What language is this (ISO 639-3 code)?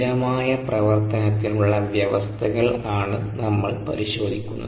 mal